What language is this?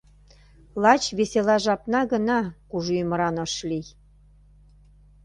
Mari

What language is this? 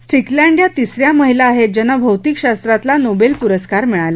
Marathi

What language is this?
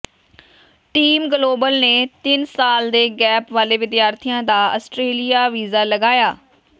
Punjabi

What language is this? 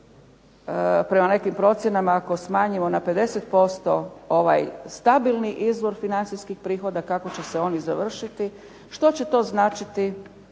Croatian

